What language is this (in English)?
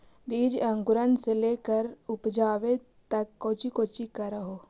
Magahi